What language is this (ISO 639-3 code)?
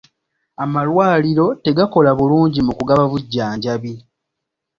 lug